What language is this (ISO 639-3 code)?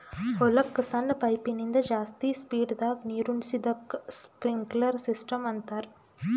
kan